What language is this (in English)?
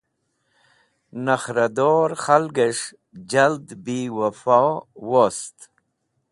Wakhi